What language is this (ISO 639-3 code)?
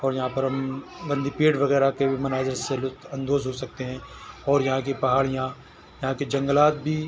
urd